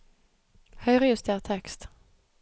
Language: Norwegian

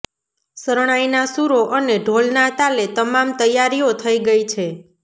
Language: Gujarati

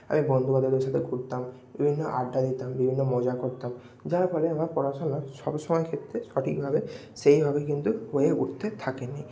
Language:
Bangla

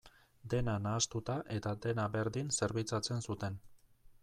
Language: Basque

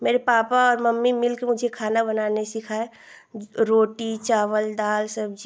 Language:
Hindi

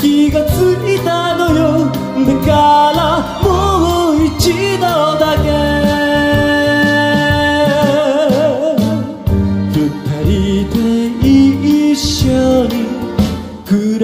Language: Turkish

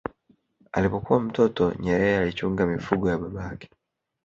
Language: Swahili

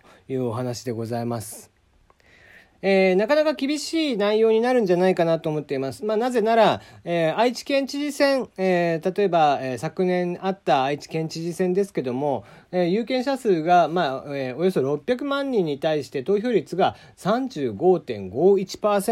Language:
Japanese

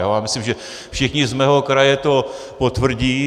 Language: Czech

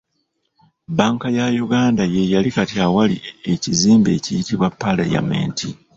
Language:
Ganda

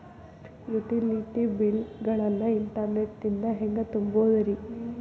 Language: Kannada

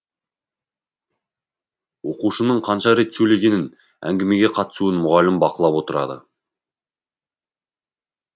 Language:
Kazakh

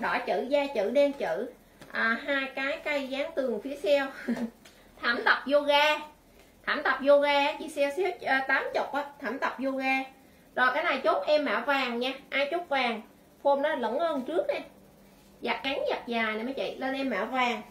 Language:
Vietnamese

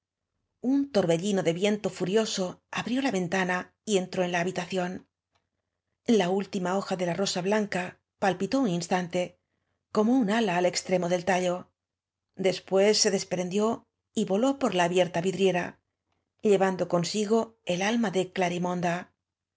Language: Spanish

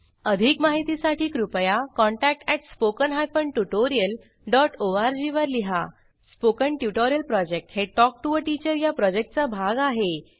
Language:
Marathi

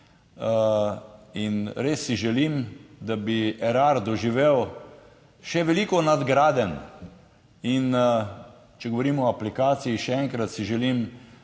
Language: Slovenian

